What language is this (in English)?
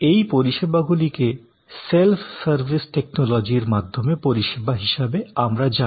Bangla